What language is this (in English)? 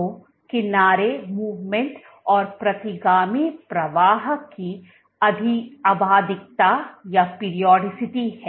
Hindi